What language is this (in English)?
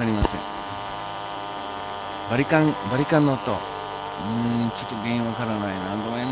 Japanese